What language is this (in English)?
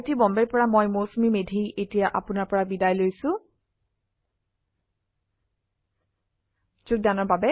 Assamese